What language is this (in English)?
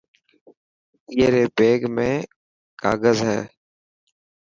Dhatki